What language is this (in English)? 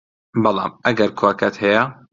Central Kurdish